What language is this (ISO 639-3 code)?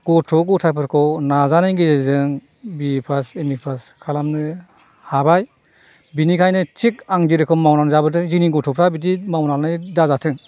brx